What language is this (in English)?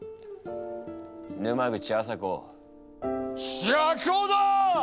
Japanese